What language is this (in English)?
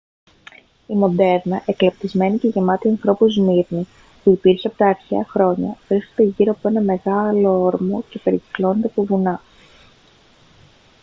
Greek